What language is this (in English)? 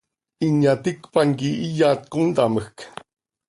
Seri